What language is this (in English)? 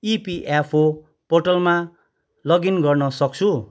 Nepali